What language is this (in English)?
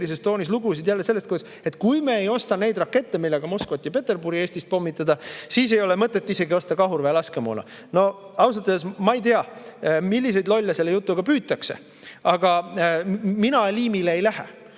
Estonian